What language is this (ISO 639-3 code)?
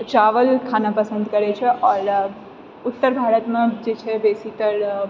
mai